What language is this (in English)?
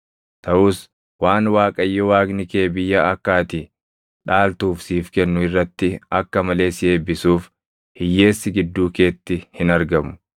Oromo